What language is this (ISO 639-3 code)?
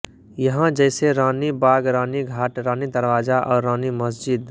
hin